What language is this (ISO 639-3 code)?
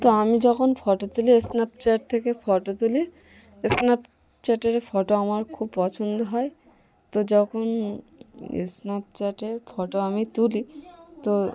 ben